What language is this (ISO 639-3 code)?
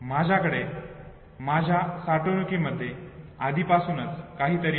mar